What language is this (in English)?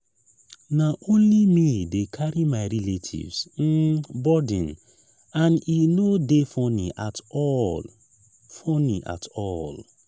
Nigerian Pidgin